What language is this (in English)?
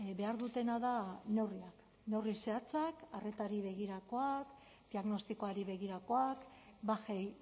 Basque